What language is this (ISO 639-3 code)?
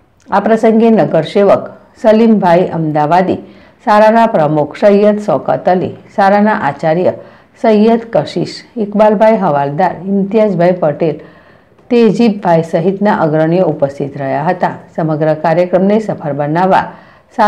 guj